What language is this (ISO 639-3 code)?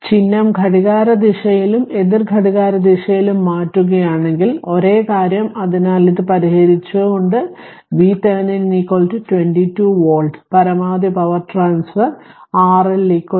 mal